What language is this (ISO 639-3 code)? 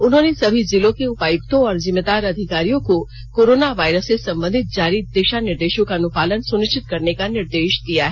hin